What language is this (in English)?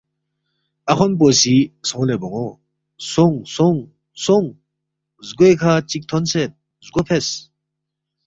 Balti